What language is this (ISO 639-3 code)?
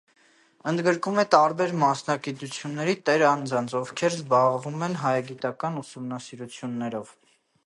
hye